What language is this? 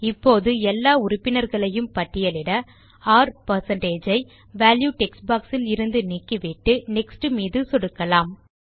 Tamil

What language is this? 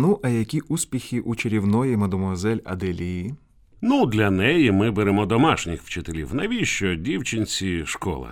Ukrainian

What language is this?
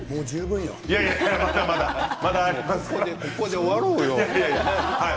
Japanese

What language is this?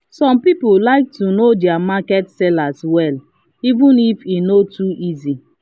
Nigerian Pidgin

